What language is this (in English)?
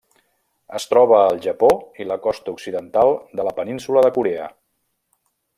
Catalan